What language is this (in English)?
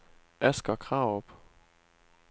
Danish